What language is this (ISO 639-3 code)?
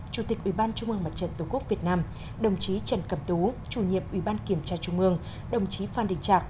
vie